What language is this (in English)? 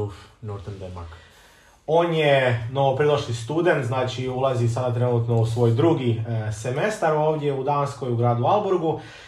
Croatian